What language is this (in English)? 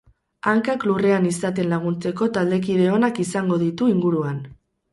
Basque